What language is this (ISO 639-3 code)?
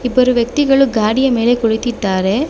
kan